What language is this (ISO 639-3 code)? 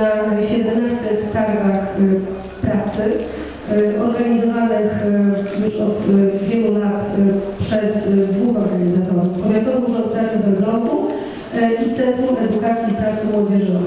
pol